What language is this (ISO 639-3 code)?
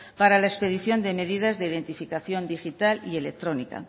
spa